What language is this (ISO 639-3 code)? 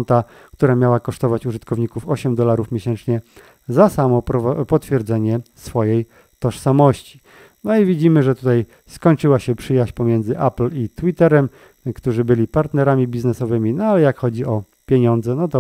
pol